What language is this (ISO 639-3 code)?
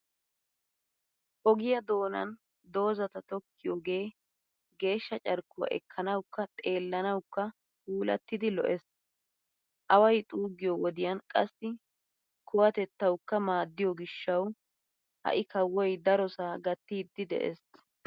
wal